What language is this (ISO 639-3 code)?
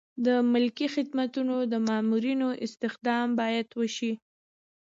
pus